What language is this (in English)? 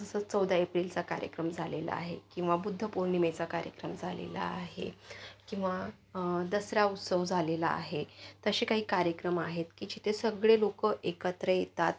Marathi